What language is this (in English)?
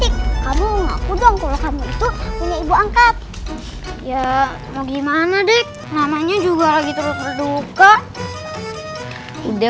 Indonesian